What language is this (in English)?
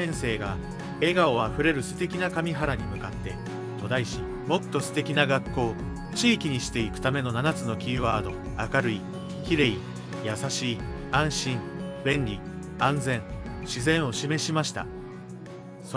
Japanese